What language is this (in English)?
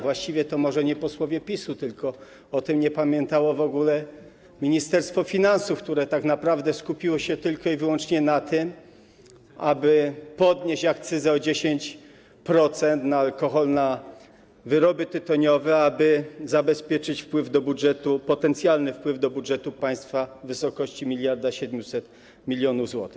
Polish